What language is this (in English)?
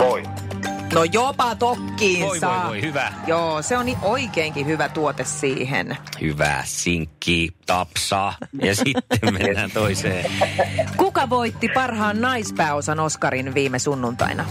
Finnish